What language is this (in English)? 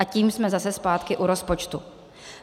Czech